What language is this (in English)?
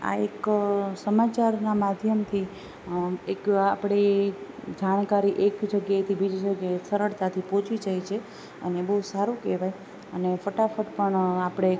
Gujarati